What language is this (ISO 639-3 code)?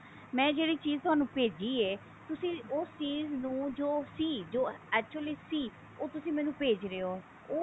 pan